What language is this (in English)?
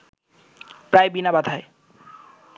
Bangla